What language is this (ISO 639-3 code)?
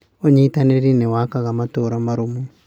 kik